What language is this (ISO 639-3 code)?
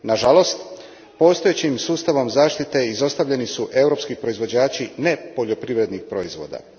hrv